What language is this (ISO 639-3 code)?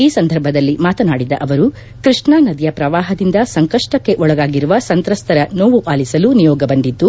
kan